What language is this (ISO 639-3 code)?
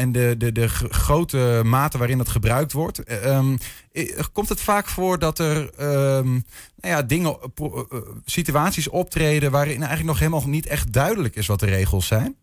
nld